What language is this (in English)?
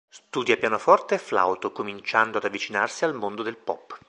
Italian